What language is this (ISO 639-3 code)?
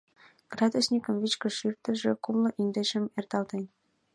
chm